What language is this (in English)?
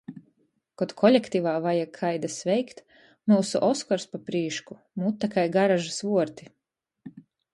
Latgalian